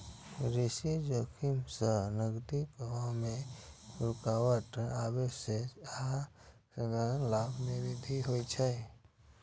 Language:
Maithili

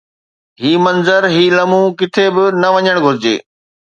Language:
Sindhi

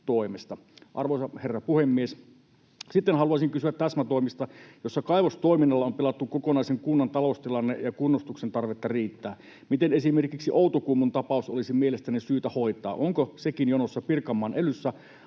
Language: Finnish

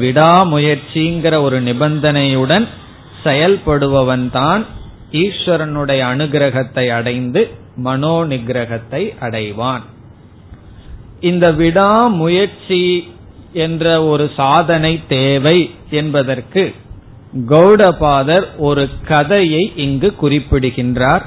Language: Tamil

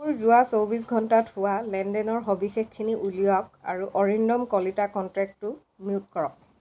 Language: Assamese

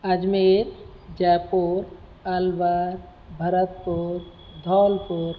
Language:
Sindhi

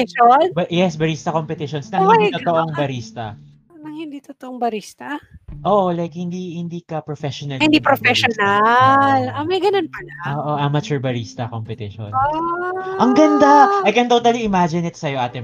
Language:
Filipino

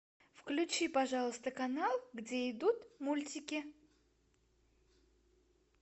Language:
Russian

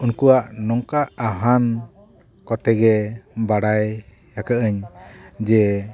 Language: Santali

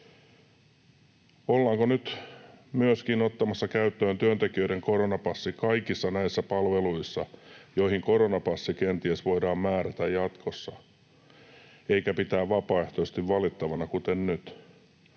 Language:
Finnish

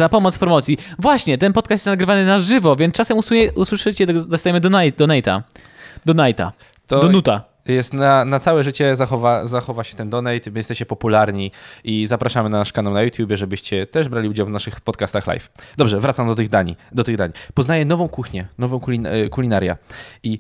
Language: Polish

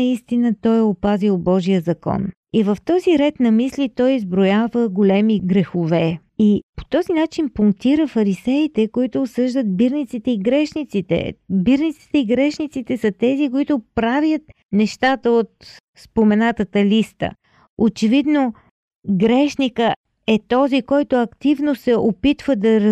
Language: Bulgarian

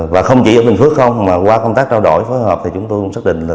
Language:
Vietnamese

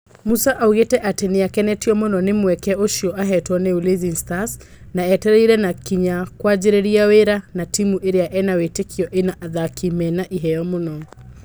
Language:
Kikuyu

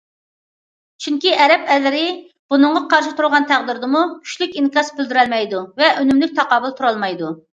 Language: Uyghur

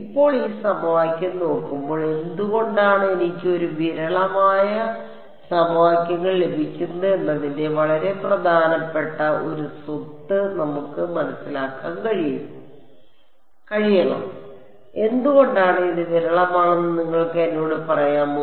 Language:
Malayalam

